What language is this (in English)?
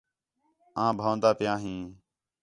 Khetrani